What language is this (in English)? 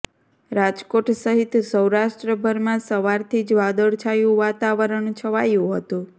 Gujarati